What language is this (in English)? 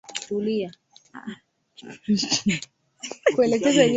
Swahili